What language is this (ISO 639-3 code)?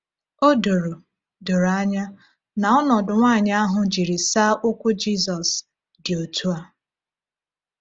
ibo